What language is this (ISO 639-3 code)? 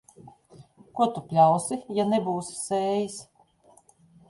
lav